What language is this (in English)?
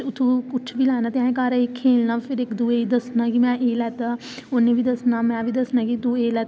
Dogri